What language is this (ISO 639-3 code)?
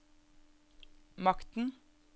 nor